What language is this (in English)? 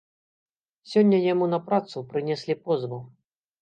Belarusian